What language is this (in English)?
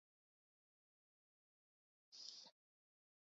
Basque